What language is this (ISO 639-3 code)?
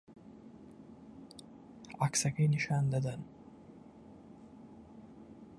ckb